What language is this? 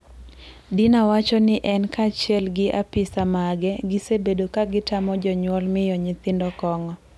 Luo (Kenya and Tanzania)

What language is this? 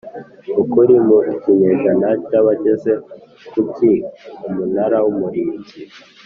Kinyarwanda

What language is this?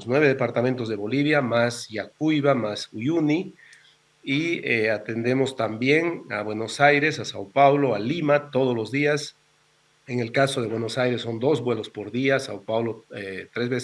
Spanish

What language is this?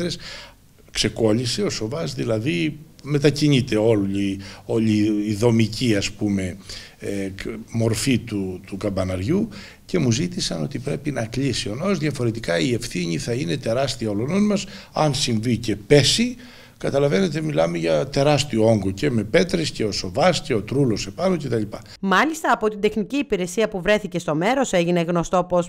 Greek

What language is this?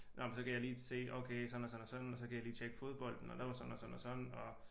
Danish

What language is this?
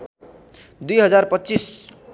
Nepali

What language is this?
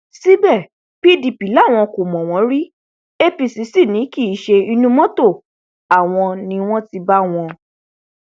Yoruba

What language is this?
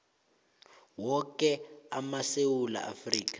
South Ndebele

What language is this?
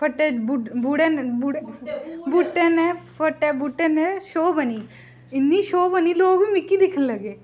Dogri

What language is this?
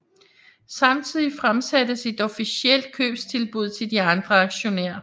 Danish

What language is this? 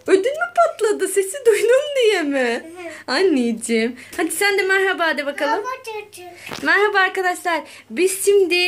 Turkish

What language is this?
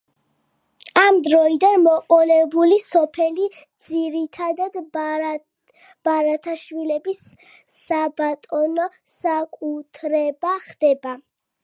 Georgian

